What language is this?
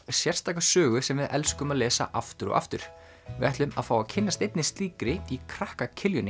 Icelandic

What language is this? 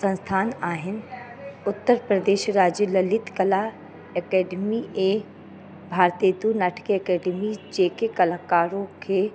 Sindhi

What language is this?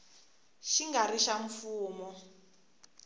Tsonga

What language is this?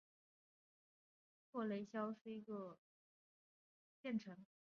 Chinese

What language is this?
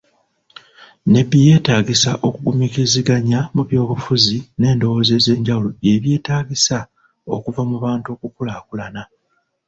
Ganda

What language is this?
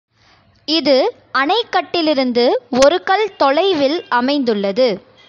Tamil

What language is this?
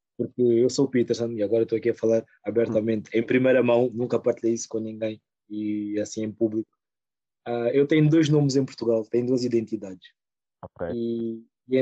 Portuguese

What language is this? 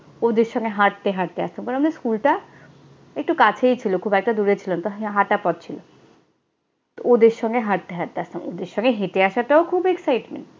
Bangla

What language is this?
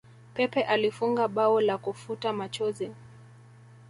Swahili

